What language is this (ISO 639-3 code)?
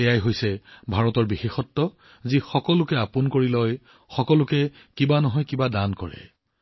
asm